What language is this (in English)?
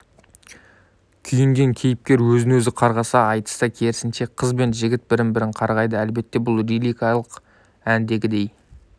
Kazakh